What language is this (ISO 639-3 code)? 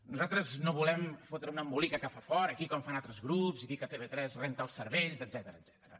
cat